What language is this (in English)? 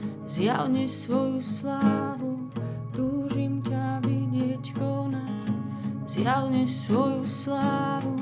Slovak